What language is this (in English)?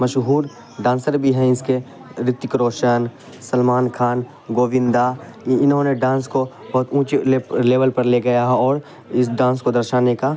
Urdu